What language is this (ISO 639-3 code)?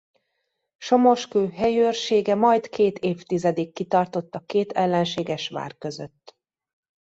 hun